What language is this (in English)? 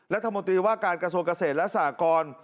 Thai